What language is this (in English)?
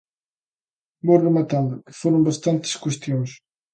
Galician